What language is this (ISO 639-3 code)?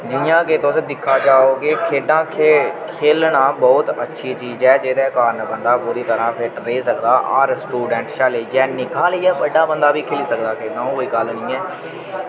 doi